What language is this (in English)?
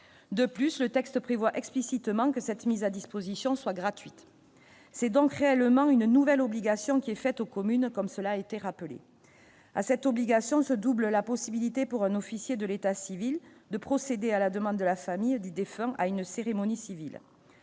French